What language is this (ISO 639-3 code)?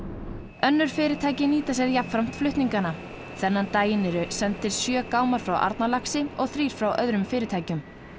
isl